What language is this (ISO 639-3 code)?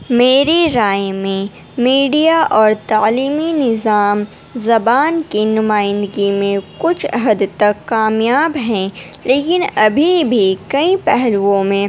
urd